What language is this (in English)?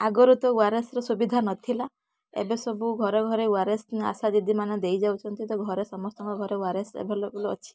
Odia